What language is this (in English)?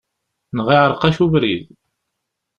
Kabyle